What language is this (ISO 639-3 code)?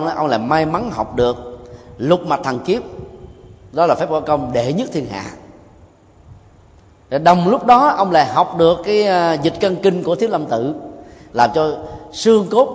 vie